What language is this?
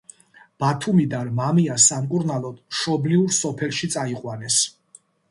Georgian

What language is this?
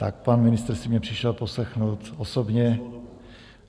Czech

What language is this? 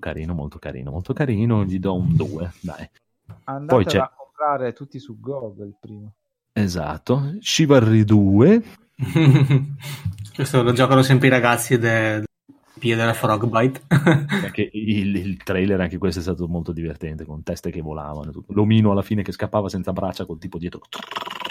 Italian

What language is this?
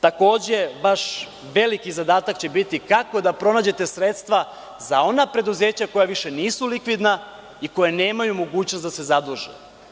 Serbian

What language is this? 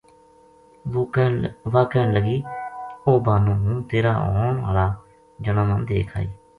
Gujari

